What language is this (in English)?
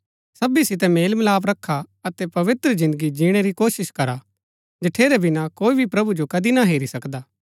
Gaddi